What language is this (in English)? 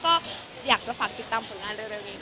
Thai